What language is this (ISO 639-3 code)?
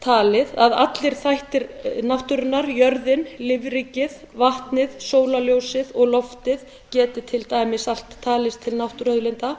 isl